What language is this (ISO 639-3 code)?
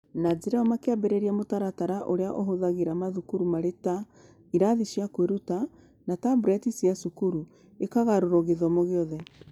kik